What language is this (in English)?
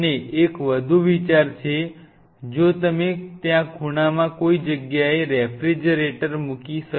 Gujarati